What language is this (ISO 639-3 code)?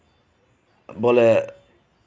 sat